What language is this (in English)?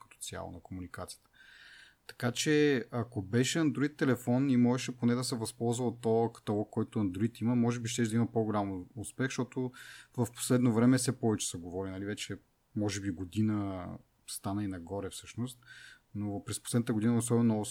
Bulgarian